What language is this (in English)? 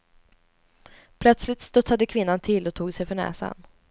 Swedish